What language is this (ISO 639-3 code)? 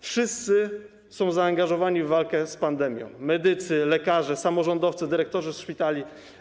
pol